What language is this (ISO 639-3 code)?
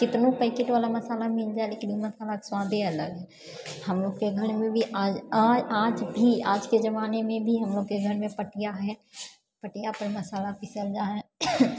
mai